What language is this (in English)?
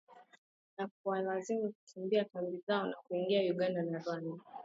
Swahili